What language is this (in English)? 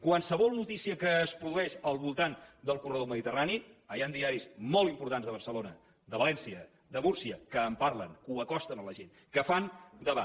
Catalan